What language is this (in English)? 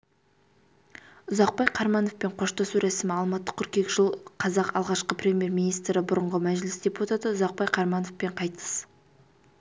Kazakh